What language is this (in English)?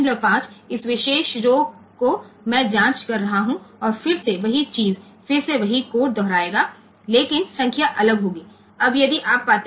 Gujarati